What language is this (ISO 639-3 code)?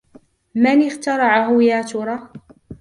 ara